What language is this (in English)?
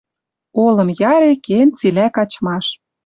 Western Mari